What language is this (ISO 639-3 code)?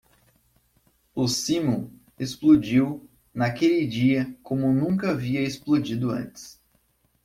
por